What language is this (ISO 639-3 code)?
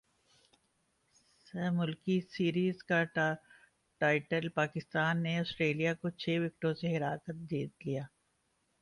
urd